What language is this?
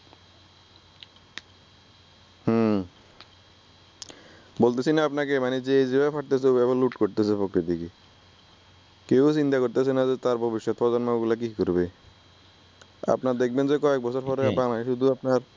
Bangla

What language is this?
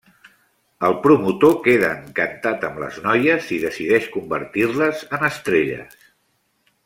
Catalan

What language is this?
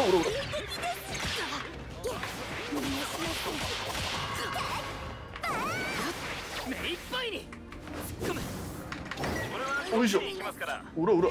Japanese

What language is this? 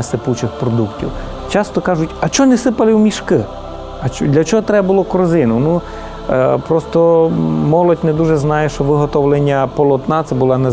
Ukrainian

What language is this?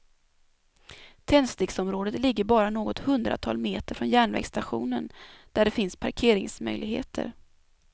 Swedish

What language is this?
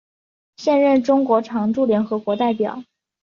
Chinese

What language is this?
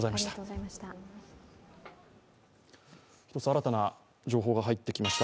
Japanese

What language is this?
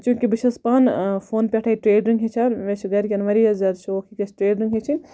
Kashmiri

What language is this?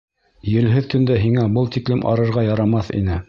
Bashkir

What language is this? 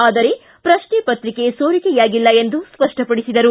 Kannada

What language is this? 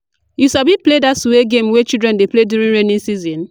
Nigerian Pidgin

